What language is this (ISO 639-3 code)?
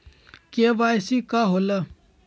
mag